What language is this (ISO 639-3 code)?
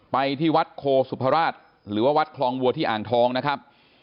tha